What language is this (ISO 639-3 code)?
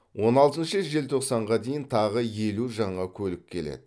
kaz